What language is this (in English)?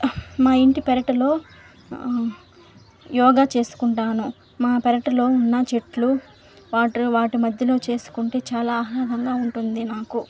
Telugu